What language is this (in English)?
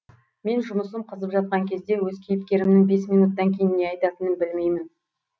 Kazakh